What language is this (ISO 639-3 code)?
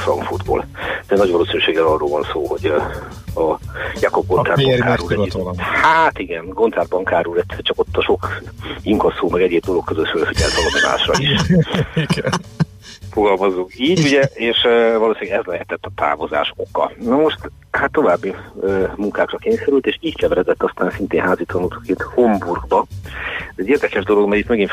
hun